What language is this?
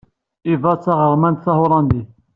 Kabyle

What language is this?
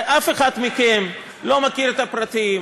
Hebrew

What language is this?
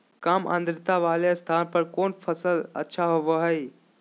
Magahi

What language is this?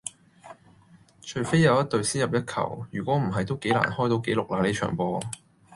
Cantonese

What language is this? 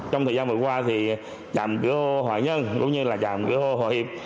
Vietnamese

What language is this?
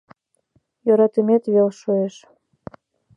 Mari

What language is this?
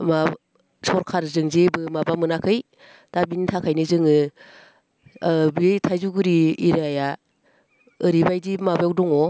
Bodo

